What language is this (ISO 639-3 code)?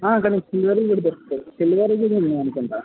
tel